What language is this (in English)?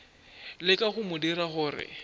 Northern Sotho